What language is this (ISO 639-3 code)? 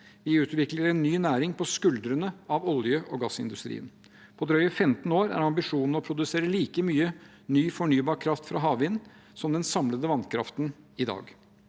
nor